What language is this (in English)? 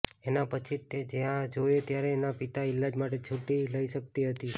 Gujarati